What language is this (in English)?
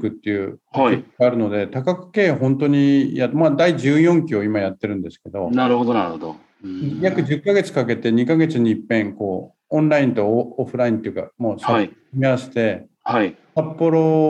Japanese